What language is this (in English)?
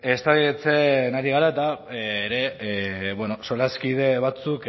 Basque